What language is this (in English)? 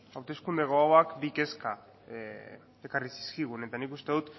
Basque